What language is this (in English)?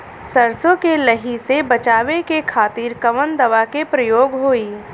Bhojpuri